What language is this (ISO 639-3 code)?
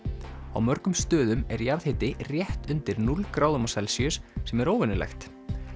isl